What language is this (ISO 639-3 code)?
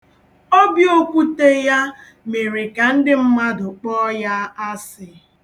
ibo